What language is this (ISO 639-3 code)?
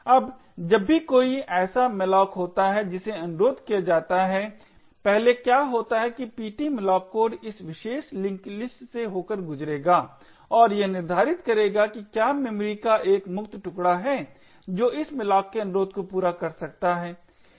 hin